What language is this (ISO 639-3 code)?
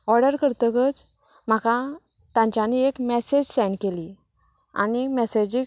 kok